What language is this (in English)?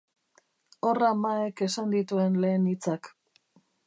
Basque